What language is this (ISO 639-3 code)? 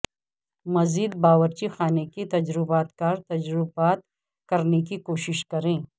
urd